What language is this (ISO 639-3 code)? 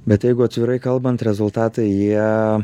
lit